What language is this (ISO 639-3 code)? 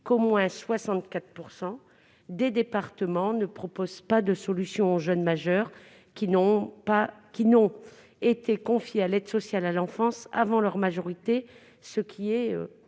fra